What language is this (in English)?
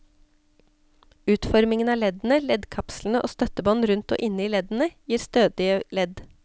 Norwegian